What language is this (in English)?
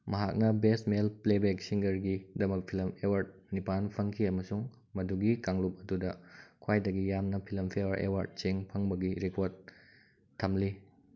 Manipuri